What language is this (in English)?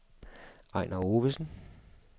Danish